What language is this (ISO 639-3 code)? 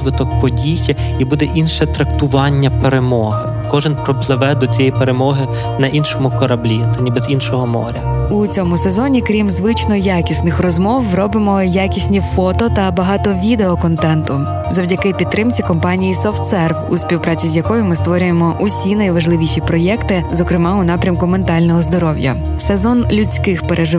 ukr